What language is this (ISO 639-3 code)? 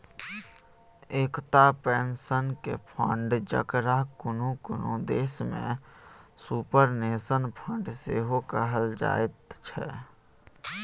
mai